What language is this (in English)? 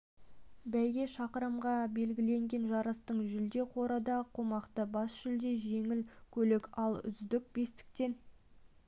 Kazakh